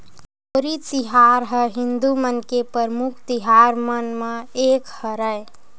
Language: Chhattisgarhi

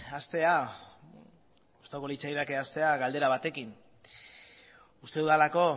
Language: Basque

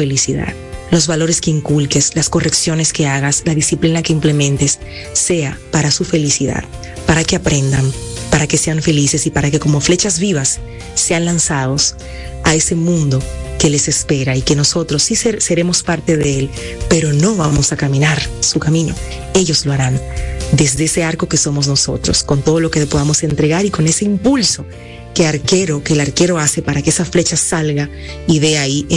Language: Spanish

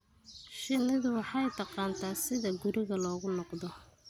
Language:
Somali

